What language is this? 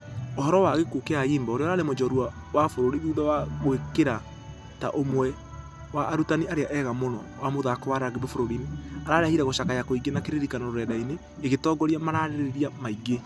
Kikuyu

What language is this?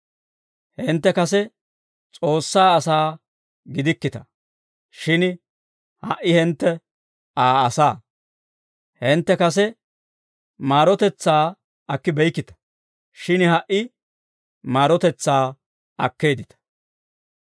Dawro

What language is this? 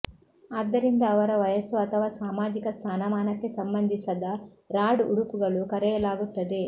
Kannada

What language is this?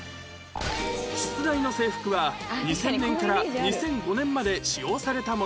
Japanese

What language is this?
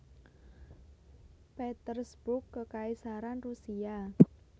Javanese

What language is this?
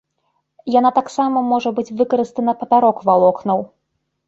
Belarusian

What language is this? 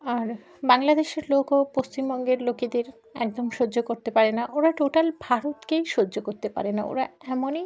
Bangla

